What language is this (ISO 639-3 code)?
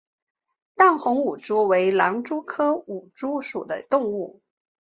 zho